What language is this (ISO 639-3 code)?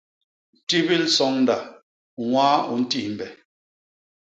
bas